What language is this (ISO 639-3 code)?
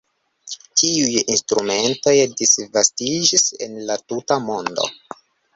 epo